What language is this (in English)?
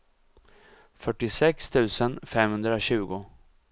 Swedish